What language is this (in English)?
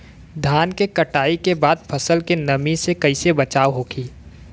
Bhojpuri